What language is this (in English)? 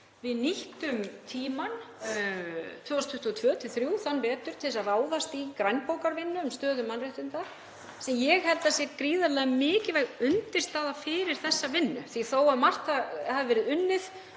Icelandic